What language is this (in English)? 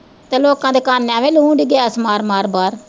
Punjabi